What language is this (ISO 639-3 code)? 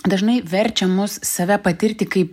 lit